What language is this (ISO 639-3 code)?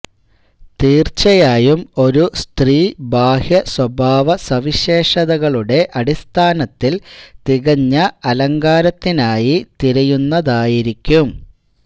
mal